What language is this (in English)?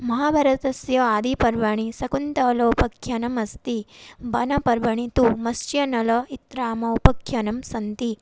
Sanskrit